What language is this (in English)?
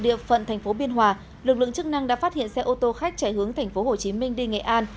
Vietnamese